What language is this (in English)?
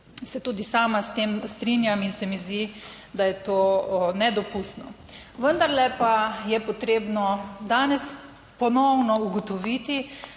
Slovenian